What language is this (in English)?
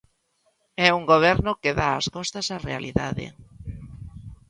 Galician